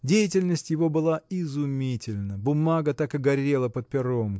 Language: Russian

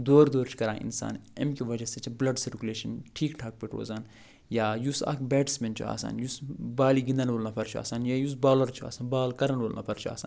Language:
Kashmiri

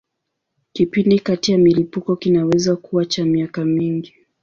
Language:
Swahili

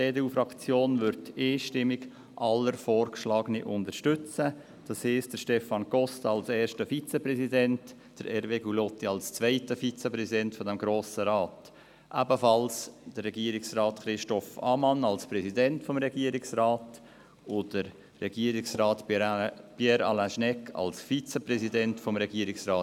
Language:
Swiss German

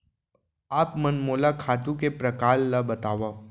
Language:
Chhattisgarhi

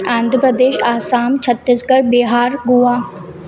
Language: Sindhi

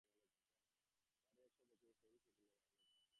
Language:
Bangla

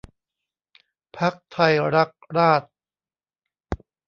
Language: Thai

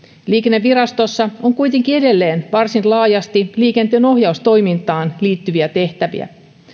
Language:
Finnish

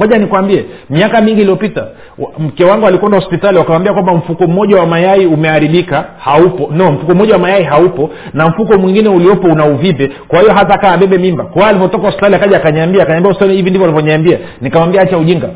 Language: Swahili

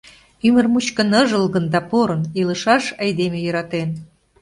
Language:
Mari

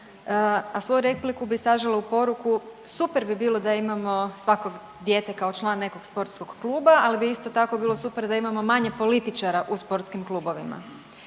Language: Croatian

